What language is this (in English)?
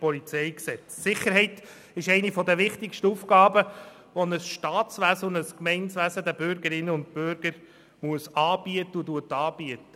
Swiss German